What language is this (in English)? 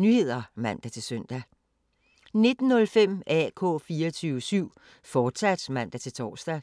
Danish